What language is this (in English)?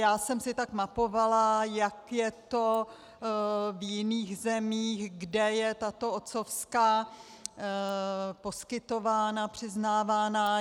Czech